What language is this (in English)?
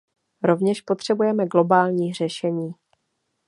Czech